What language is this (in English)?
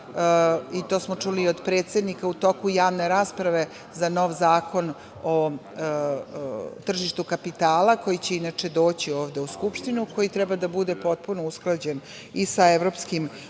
Serbian